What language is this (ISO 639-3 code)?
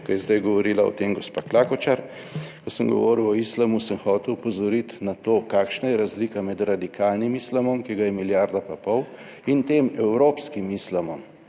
slv